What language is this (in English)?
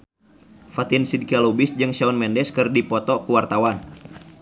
Sundanese